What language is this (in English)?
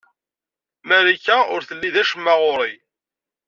Kabyle